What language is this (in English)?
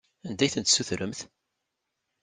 Kabyle